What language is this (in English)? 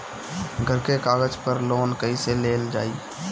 Bhojpuri